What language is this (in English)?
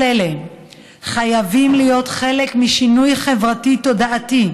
Hebrew